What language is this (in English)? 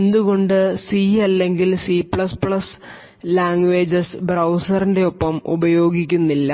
Malayalam